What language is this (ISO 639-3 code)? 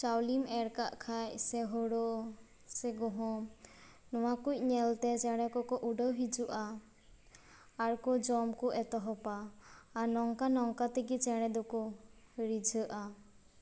sat